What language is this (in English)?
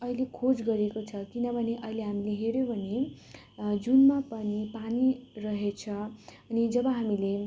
Nepali